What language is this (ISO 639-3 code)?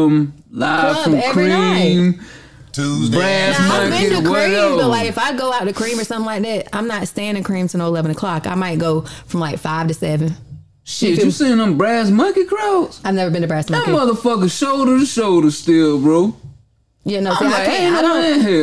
eng